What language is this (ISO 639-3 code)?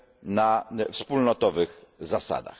pol